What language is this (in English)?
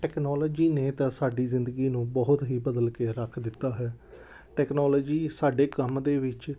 Punjabi